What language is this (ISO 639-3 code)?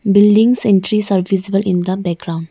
eng